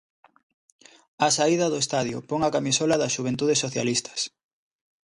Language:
Galician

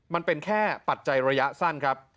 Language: Thai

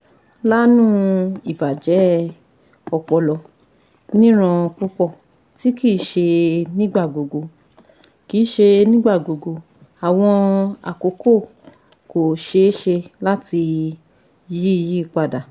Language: Yoruba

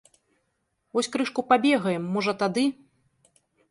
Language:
Belarusian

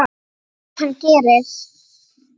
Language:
Icelandic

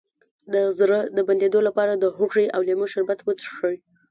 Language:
Pashto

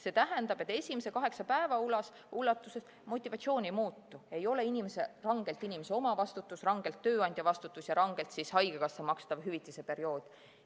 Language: Estonian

